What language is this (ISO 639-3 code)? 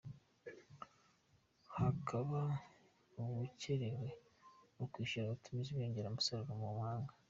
kin